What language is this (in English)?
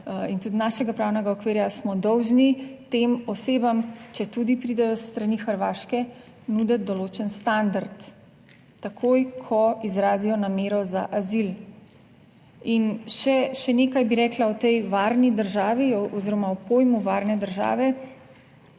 Slovenian